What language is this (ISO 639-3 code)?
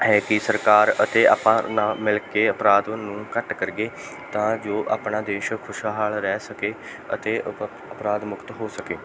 pan